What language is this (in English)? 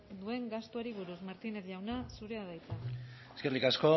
Basque